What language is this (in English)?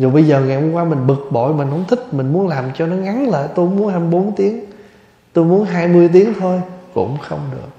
Vietnamese